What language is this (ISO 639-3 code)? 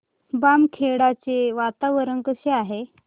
mar